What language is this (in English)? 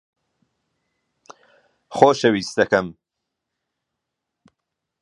Central Kurdish